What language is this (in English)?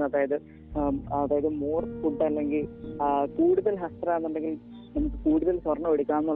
Malayalam